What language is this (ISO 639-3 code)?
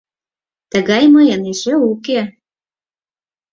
chm